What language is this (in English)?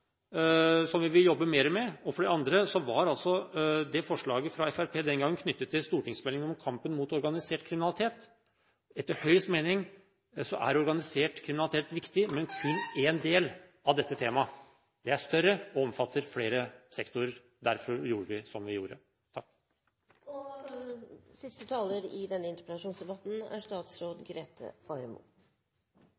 Norwegian Bokmål